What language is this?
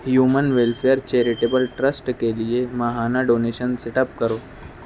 Urdu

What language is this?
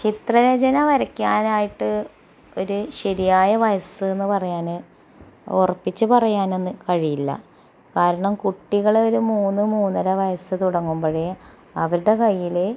Malayalam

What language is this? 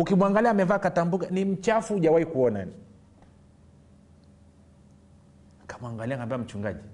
Swahili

